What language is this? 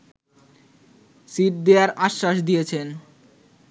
Bangla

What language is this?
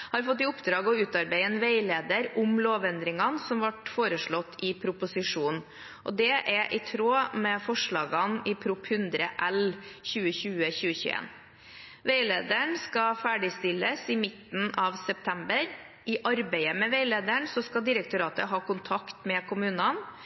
Norwegian Bokmål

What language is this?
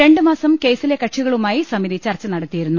Malayalam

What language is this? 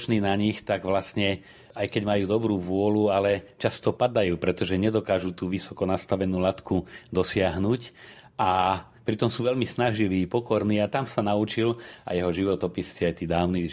Slovak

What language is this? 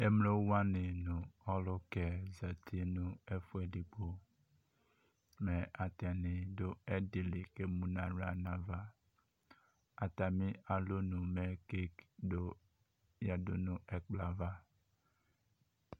Ikposo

